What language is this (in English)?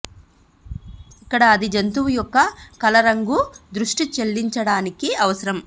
Telugu